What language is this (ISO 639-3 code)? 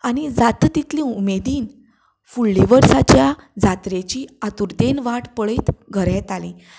kok